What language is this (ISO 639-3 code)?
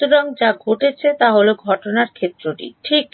ben